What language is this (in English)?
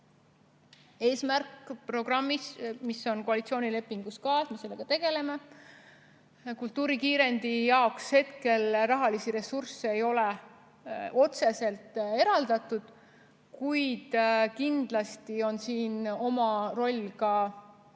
Estonian